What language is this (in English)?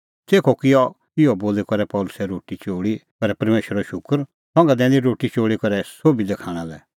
Kullu Pahari